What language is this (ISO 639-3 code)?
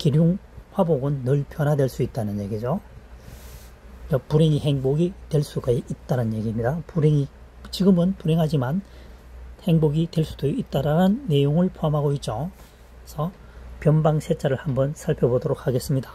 kor